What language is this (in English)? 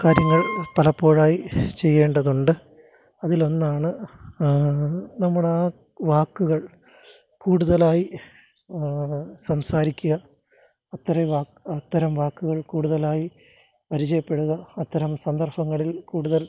Malayalam